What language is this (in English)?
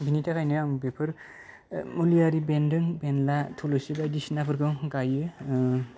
Bodo